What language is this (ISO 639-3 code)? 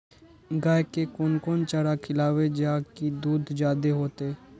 mai